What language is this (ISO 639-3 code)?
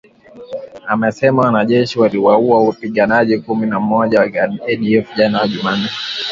swa